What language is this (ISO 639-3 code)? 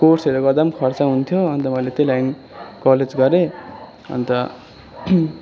nep